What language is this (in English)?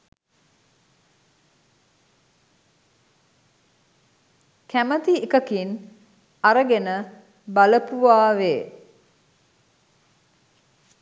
Sinhala